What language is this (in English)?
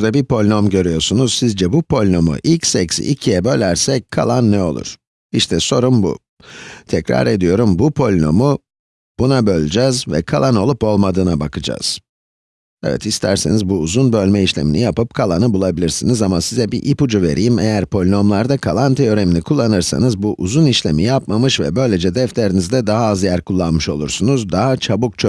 Turkish